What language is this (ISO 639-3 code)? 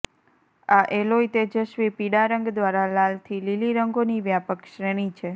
guj